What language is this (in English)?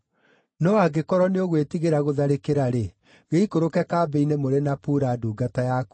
Kikuyu